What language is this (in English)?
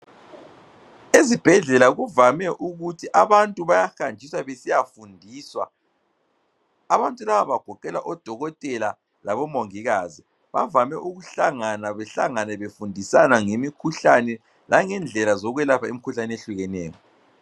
North Ndebele